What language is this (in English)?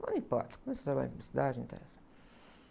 Portuguese